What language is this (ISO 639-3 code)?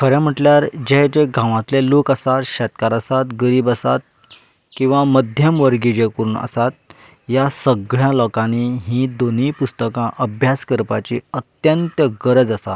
kok